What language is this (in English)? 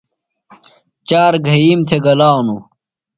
Phalura